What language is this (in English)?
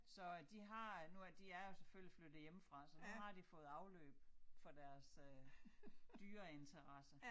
Danish